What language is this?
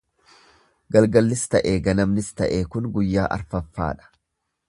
Oromo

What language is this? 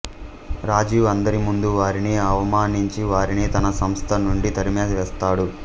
Telugu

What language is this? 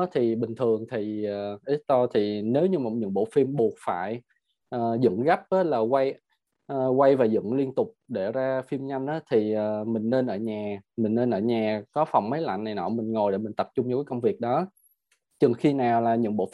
Vietnamese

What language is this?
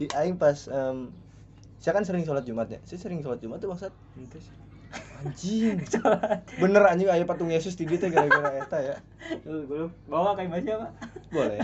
Indonesian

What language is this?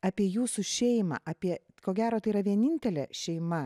Lithuanian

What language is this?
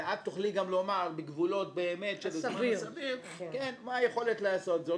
Hebrew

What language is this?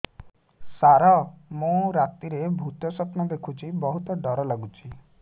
Odia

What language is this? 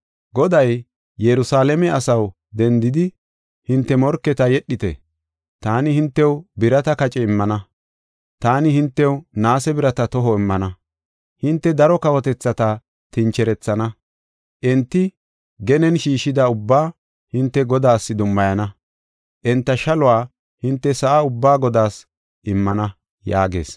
Gofa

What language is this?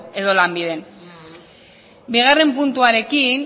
Basque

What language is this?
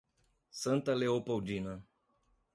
Portuguese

